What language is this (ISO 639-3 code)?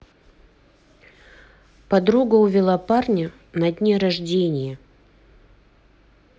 rus